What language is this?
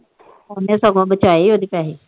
Punjabi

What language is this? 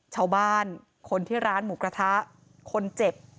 Thai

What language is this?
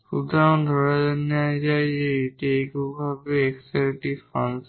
Bangla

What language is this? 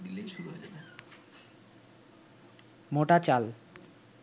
Bangla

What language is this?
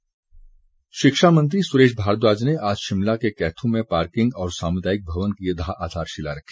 Hindi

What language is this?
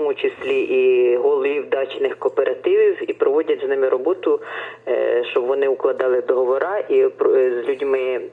Ukrainian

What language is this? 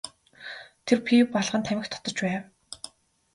Mongolian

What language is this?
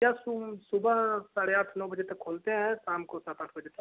Hindi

